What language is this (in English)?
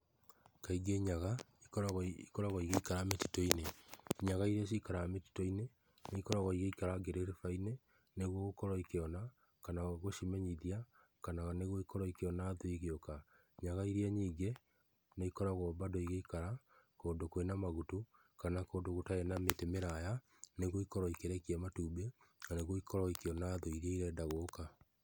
Kikuyu